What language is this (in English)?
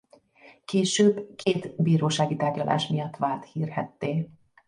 Hungarian